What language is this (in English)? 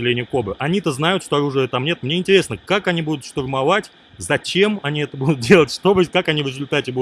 Russian